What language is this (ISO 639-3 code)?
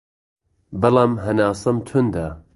ckb